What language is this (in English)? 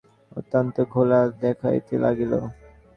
Bangla